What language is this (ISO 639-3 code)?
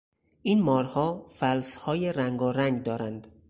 fas